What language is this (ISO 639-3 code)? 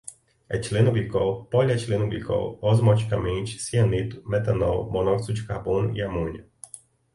por